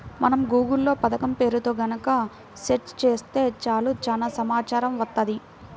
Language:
Telugu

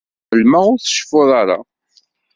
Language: Kabyle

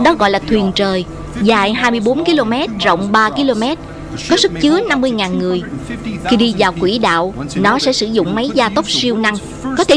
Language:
Vietnamese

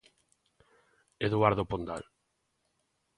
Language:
Galician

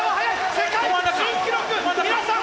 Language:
Japanese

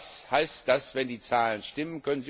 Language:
German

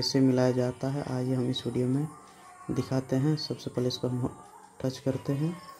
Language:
Hindi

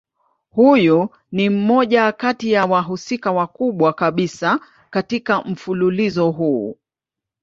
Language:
Swahili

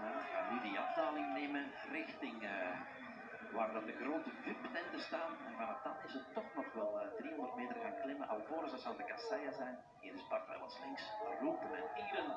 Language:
Dutch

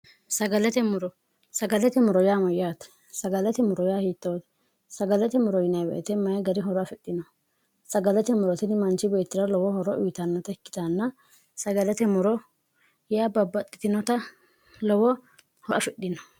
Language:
Sidamo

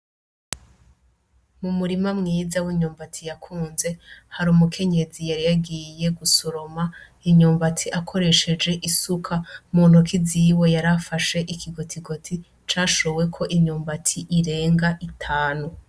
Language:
Rundi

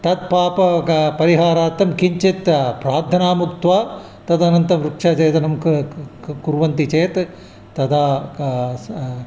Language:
Sanskrit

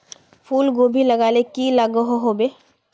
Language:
Magahi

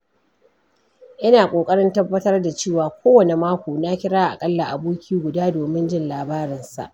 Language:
Hausa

